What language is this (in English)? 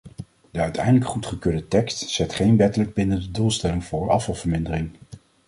Dutch